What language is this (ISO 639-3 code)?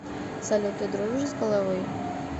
rus